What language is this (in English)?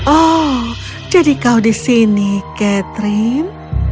Indonesian